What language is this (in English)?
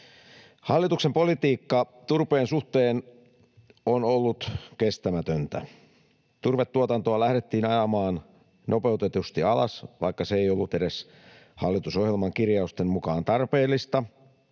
Finnish